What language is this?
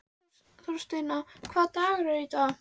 Icelandic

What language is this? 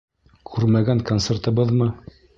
Bashkir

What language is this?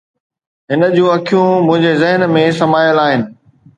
Sindhi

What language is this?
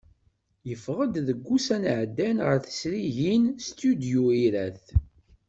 Kabyle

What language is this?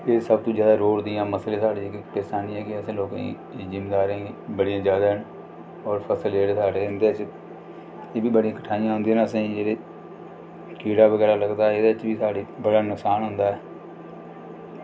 Dogri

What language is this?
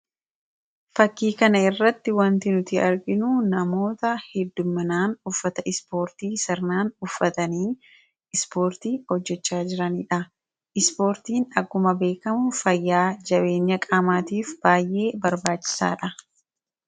Oromo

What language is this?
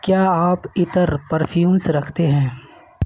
Urdu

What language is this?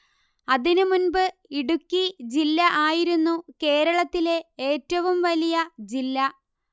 Malayalam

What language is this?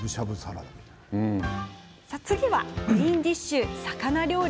Japanese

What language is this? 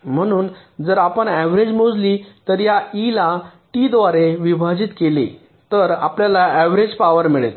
Marathi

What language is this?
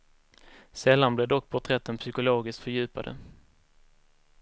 Swedish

